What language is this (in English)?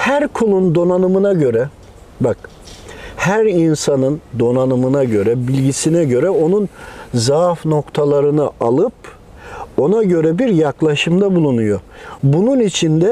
Turkish